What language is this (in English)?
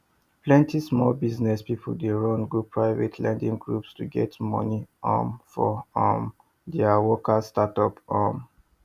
Nigerian Pidgin